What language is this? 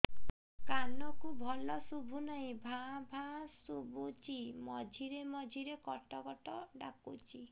Odia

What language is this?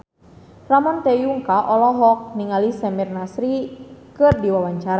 Sundanese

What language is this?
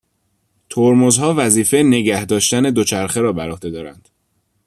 Persian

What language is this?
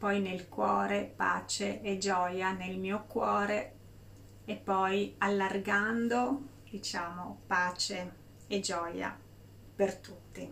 Italian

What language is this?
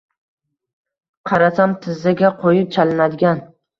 Uzbek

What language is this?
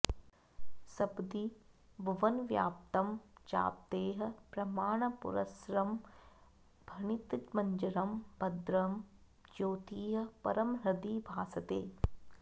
Sanskrit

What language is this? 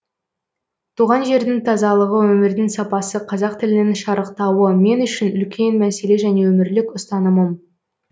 Kazakh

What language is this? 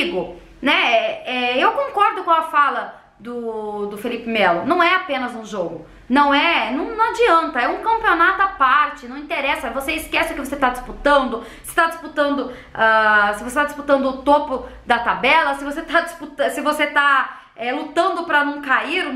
Portuguese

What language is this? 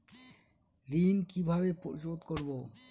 Bangla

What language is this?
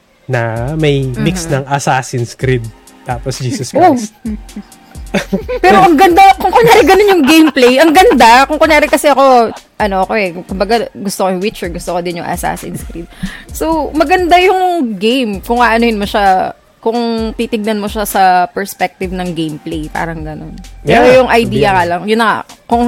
Filipino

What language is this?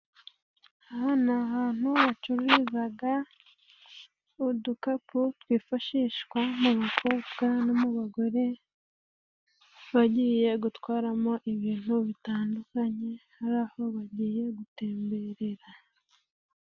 Kinyarwanda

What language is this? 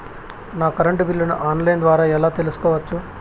Telugu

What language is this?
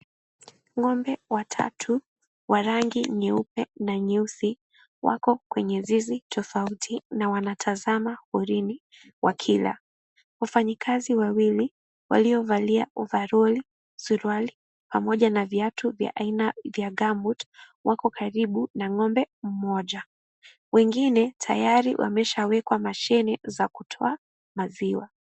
Swahili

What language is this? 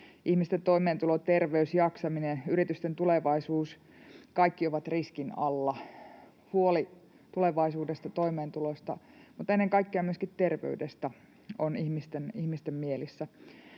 Finnish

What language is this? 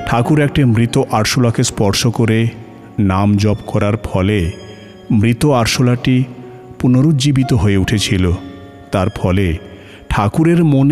Bangla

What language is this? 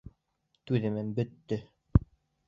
Bashkir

